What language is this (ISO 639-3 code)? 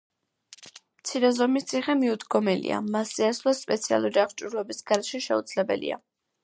kat